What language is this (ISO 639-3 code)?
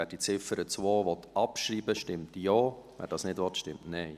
gsw